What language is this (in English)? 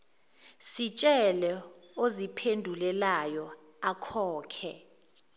Zulu